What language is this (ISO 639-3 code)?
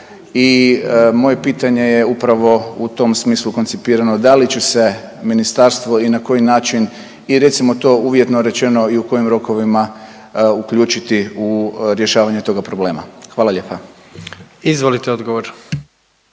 hrv